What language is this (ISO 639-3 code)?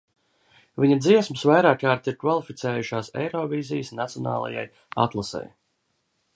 lav